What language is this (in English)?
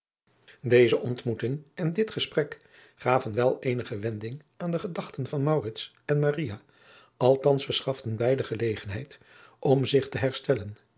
Dutch